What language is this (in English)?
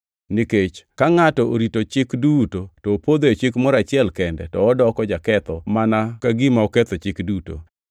Luo (Kenya and Tanzania)